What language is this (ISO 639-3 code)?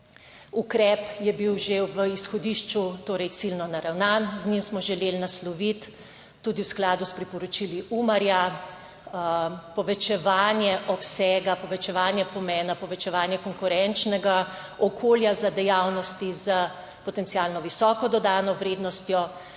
slv